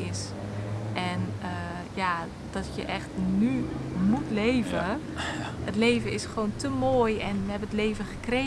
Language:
Dutch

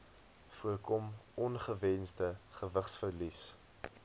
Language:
Afrikaans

